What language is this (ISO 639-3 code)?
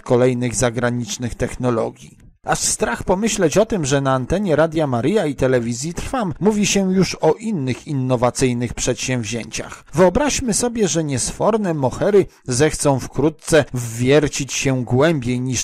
pol